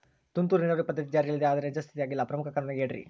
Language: Kannada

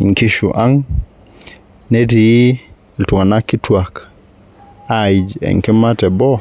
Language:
Masai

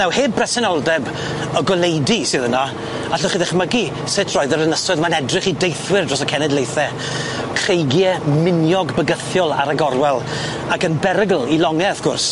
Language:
Welsh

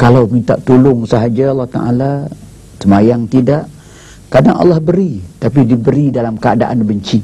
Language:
Malay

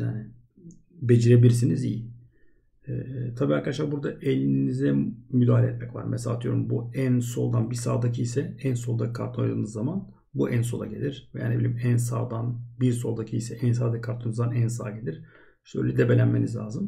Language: Turkish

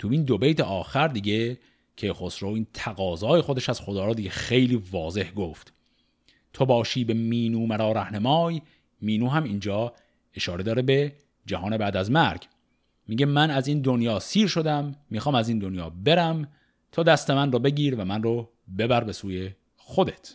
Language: Persian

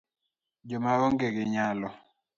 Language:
Luo (Kenya and Tanzania)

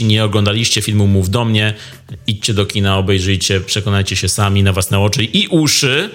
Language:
Polish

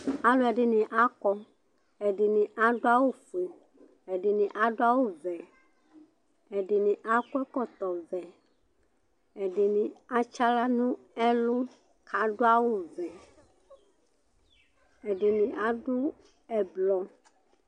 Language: Ikposo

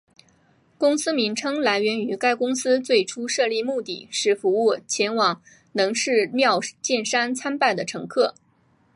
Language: Chinese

